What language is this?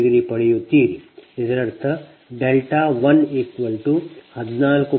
Kannada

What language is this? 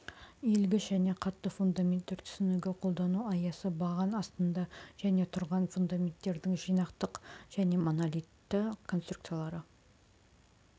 Kazakh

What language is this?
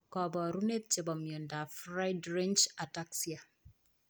Kalenjin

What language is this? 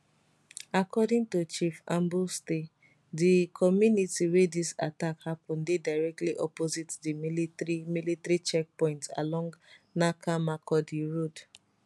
Nigerian Pidgin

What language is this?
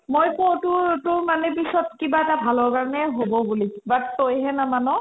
Assamese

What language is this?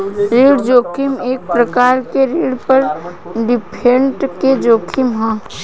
Bhojpuri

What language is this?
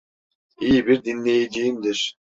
Turkish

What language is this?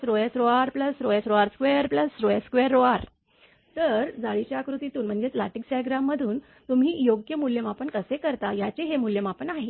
Marathi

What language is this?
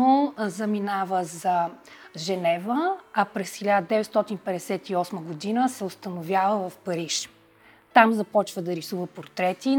Bulgarian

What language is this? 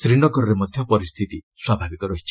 Odia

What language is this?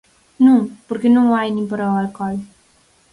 Galician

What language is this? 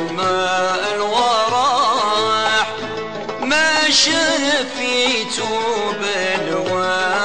Arabic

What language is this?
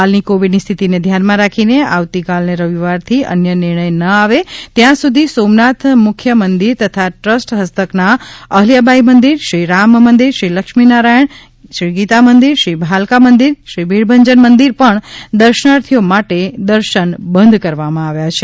Gujarati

